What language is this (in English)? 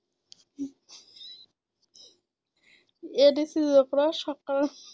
Assamese